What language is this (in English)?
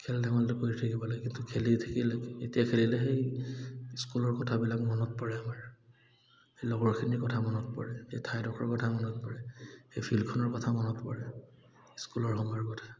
Assamese